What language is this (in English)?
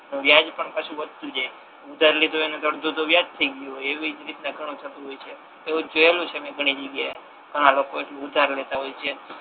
Gujarati